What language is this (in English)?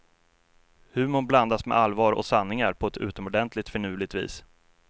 Swedish